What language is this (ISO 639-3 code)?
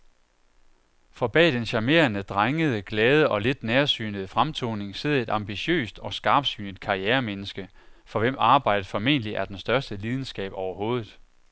dan